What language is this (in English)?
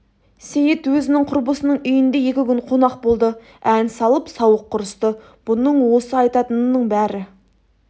Kazakh